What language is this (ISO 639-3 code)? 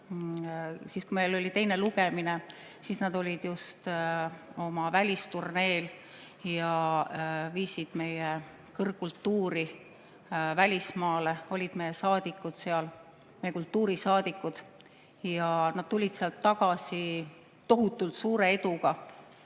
est